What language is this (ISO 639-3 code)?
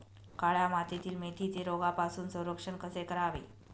mar